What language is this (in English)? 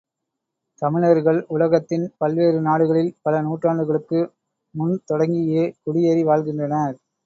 Tamil